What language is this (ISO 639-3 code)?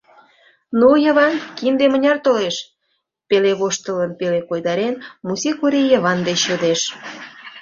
chm